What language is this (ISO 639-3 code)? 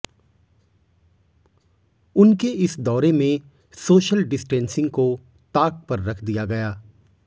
hin